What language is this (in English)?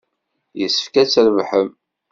Kabyle